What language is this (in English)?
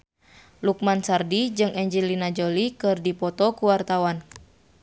Sundanese